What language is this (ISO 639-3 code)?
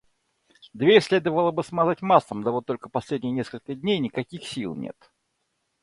rus